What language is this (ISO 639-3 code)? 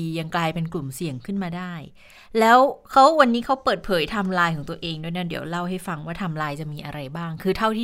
tha